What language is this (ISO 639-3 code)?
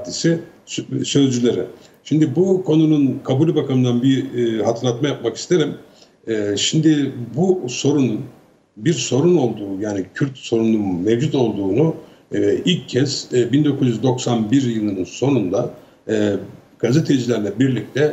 tur